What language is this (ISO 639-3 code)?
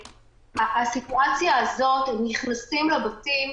heb